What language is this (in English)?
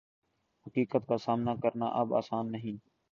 Urdu